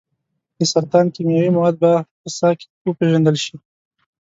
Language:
Pashto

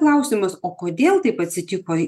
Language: Lithuanian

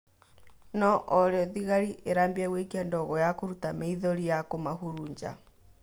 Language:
Kikuyu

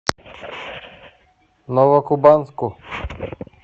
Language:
Russian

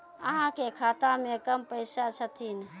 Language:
Maithili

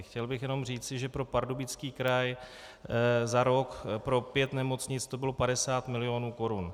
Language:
Czech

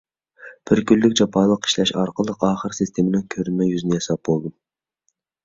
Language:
Uyghur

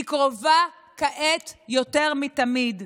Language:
Hebrew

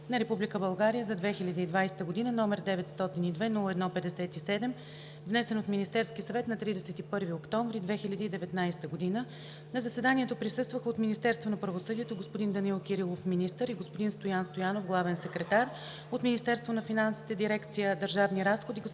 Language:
Bulgarian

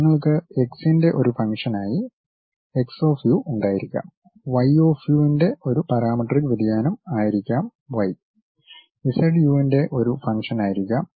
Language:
Malayalam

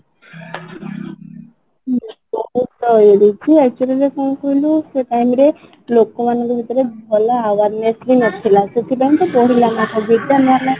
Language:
Odia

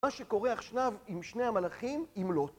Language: Hebrew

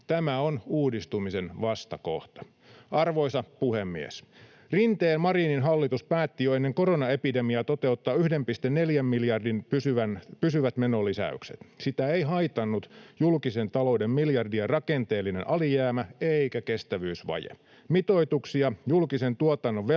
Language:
Finnish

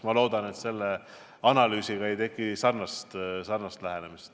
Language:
Estonian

